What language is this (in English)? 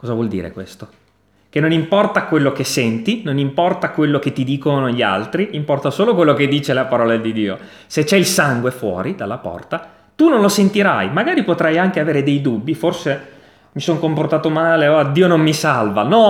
Italian